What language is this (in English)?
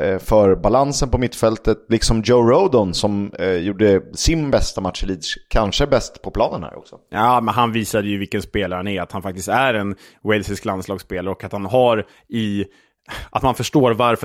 Swedish